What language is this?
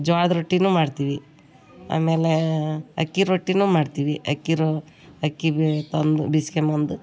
Kannada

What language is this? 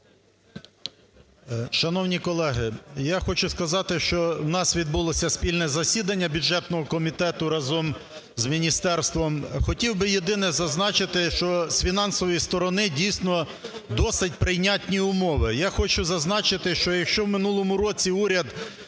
Ukrainian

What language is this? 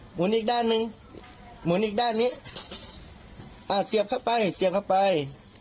Thai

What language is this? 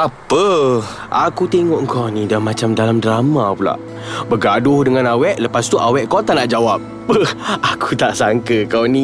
Malay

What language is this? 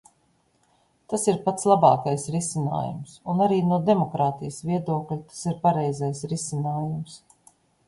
Latvian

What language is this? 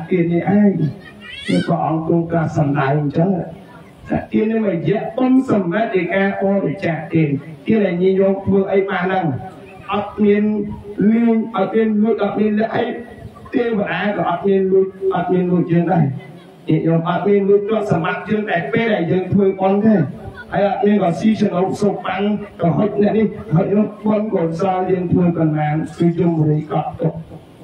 Thai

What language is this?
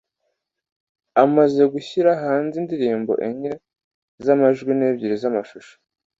Kinyarwanda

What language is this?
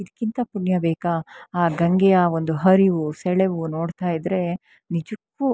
Kannada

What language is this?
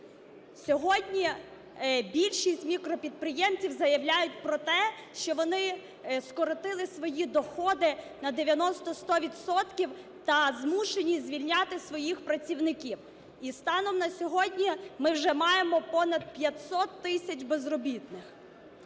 Ukrainian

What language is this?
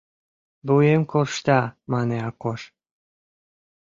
Mari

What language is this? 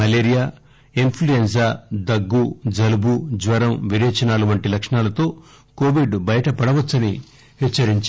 Telugu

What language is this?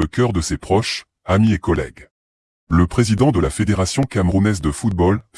French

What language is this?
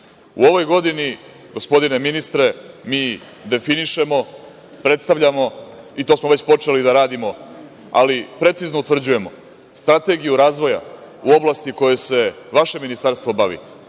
Serbian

